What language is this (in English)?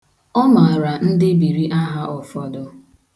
Igbo